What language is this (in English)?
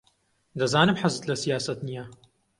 Central Kurdish